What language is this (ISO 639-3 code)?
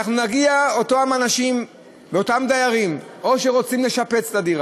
heb